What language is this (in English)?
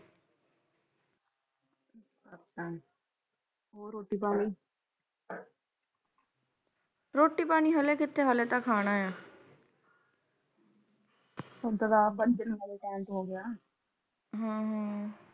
Punjabi